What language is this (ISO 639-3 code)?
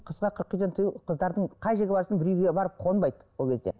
kaz